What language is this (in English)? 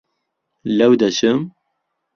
Central Kurdish